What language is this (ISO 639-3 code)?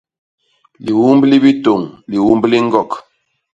bas